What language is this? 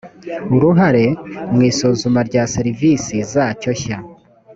Kinyarwanda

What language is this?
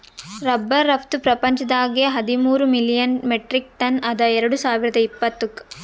Kannada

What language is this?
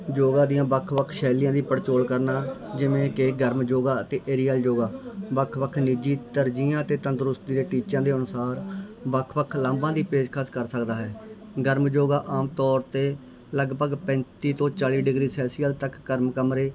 Punjabi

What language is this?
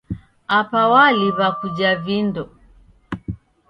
Taita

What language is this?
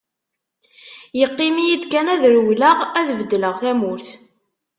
Kabyle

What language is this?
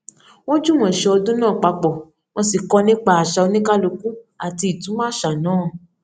Yoruba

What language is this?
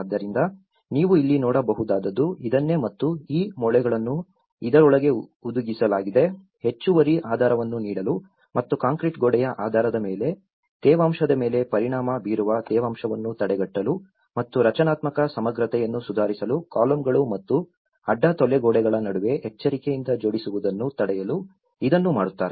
Kannada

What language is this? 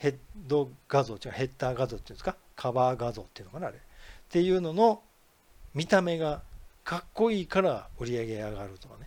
Japanese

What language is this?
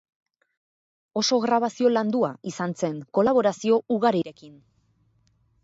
Basque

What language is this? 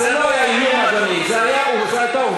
Hebrew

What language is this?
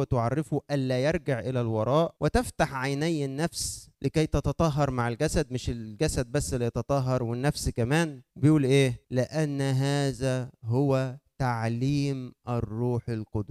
Arabic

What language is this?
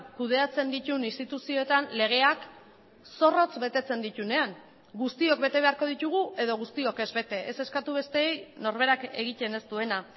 Basque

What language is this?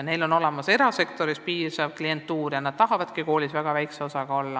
Estonian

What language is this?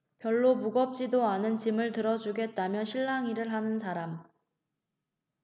Korean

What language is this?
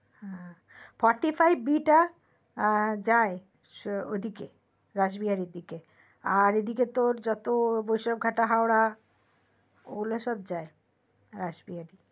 Bangla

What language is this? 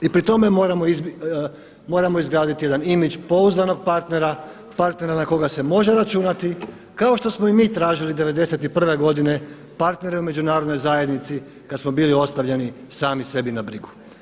Croatian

